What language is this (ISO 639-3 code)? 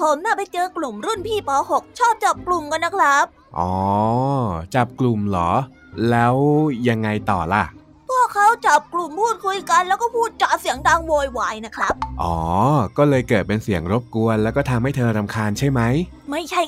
tha